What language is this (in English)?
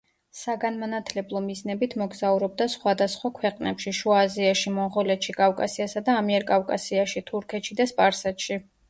Georgian